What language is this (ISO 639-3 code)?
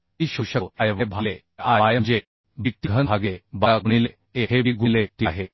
mar